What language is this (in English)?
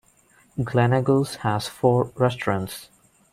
English